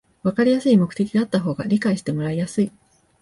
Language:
Japanese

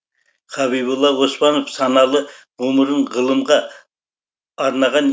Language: Kazakh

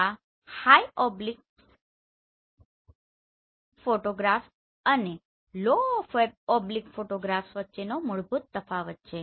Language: Gujarati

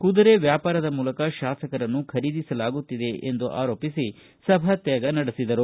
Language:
Kannada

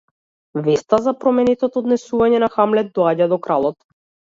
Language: Macedonian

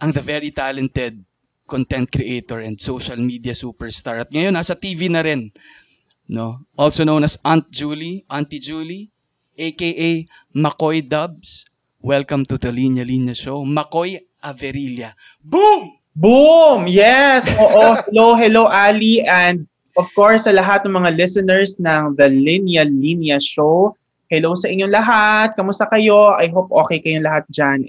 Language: Filipino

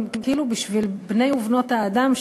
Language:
Hebrew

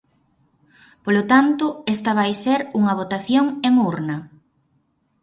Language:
Galician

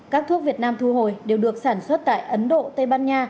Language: Vietnamese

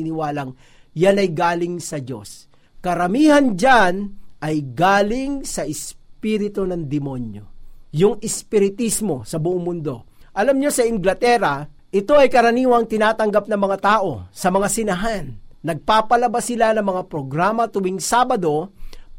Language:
Filipino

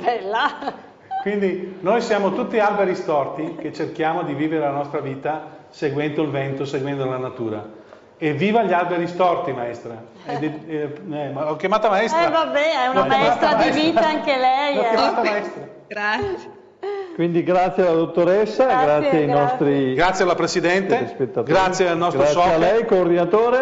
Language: Italian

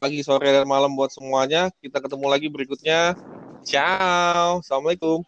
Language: Indonesian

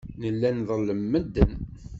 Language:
Kabyle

